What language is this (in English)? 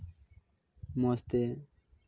Santali